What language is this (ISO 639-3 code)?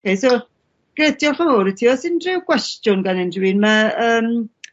cym